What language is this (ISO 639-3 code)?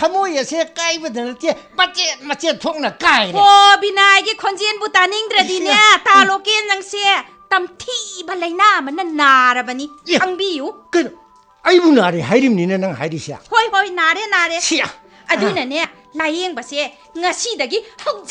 kor